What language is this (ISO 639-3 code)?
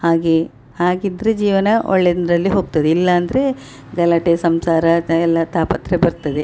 kan